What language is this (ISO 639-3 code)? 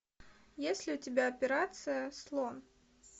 rus